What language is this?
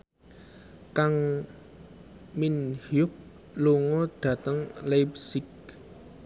Javanese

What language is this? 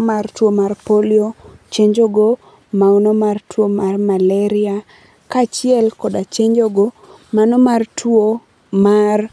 Luo (Kenya and Tanzania)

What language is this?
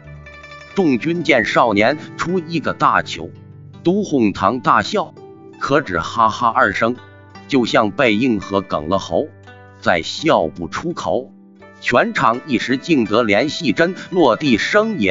Chinese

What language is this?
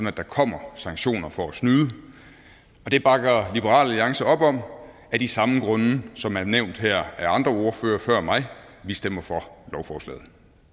Danish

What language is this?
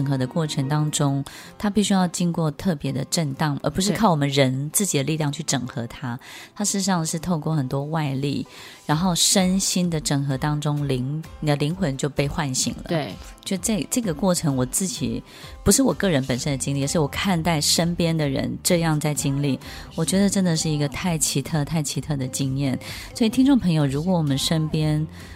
Chinese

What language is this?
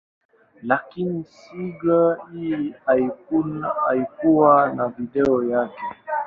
Swahili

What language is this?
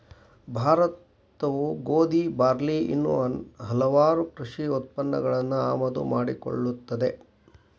Kannada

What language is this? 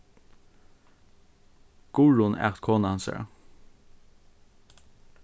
Faroese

